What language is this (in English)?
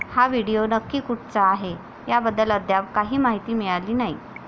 Marathi